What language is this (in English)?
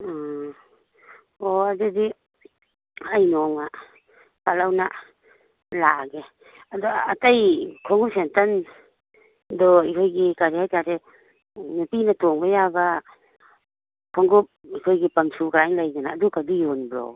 Manipuri